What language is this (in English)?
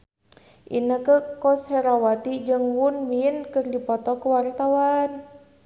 Sundanese